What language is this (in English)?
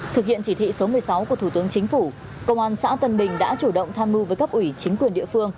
Vietnamese